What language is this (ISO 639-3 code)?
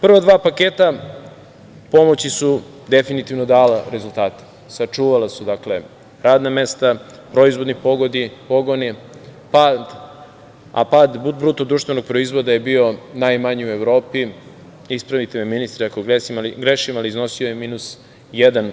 srp